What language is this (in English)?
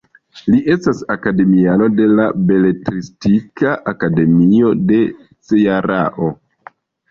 Esperanto